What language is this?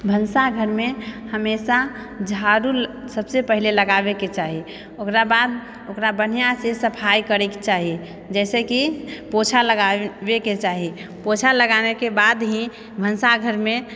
Maithili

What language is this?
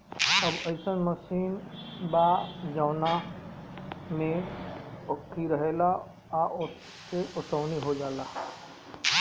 Bhojpuri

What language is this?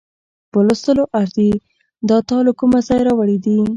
Pashto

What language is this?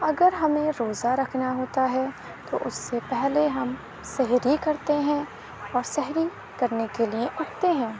Urdu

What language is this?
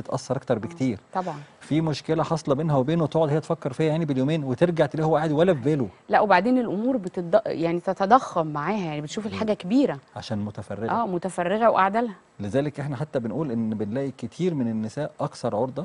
Arabic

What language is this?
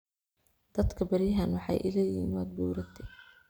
Somali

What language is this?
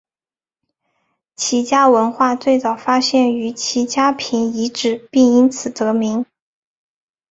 Chinese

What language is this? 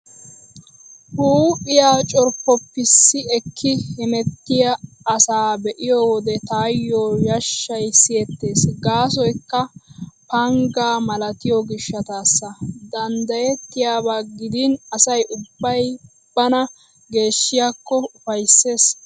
Wolaytta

